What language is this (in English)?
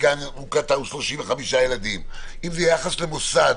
Hebrew